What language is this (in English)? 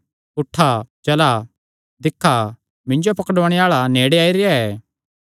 Kangri